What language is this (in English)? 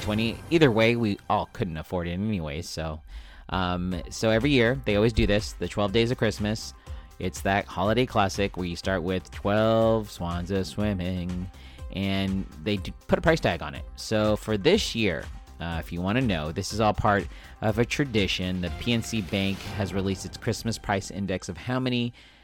English